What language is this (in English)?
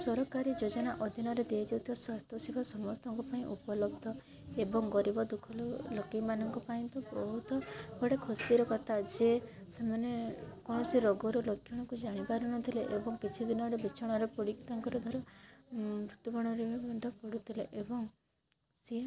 Odia